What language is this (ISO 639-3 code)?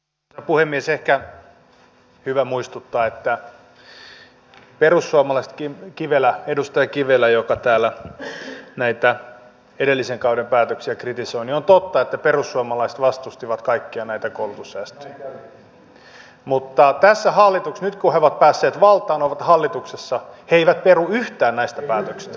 fin